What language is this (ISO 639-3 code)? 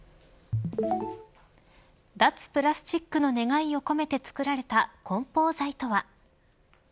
jpn